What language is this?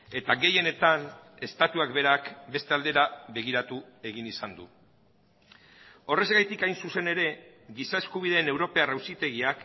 Basque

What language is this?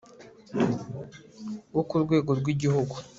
Kinyarwanda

